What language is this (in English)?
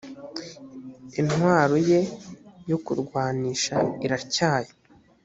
Kinyarwanda